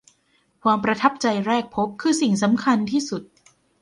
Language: Thai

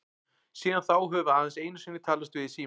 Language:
Icelandic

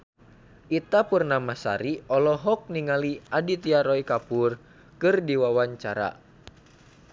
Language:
Sundanese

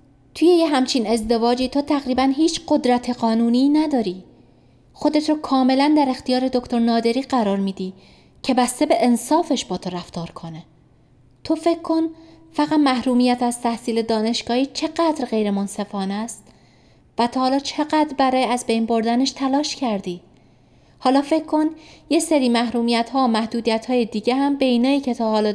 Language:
Persian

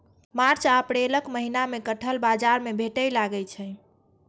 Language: Maithili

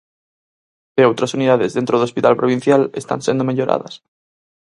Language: Galician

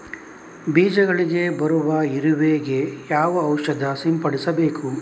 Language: Kannada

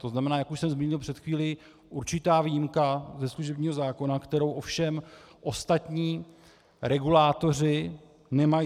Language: Czech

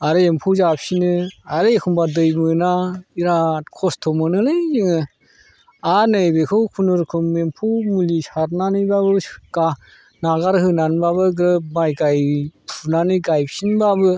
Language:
Bodo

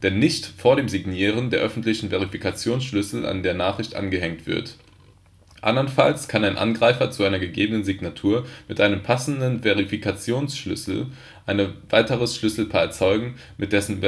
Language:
German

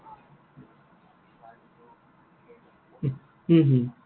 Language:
Assamese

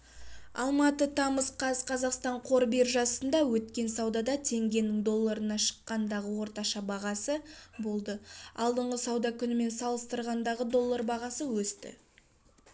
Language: Kazakh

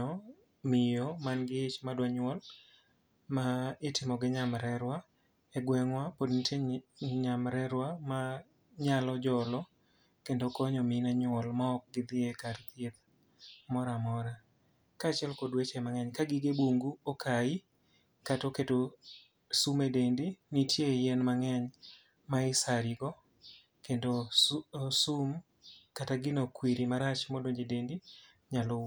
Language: Luo (Kenya and Tanzania)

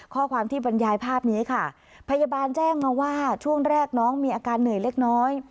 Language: Thai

